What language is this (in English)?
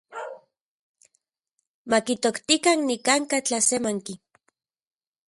Central Puebla Nahuatl